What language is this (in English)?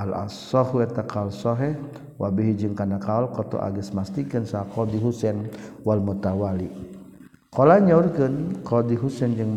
Malay